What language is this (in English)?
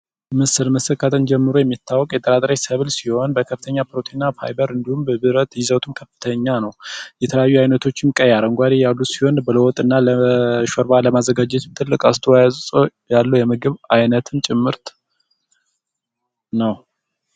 Amharic